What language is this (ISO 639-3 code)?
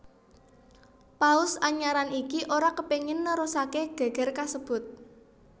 jav